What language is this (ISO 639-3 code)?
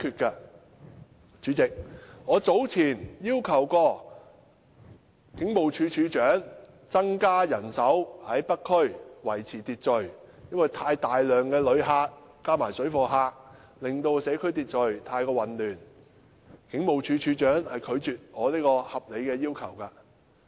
yue